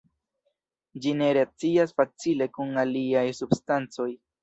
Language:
Esperanto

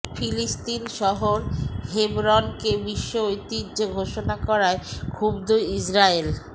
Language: Bangla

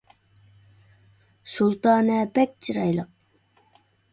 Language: Uyghur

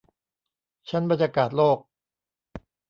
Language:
Thai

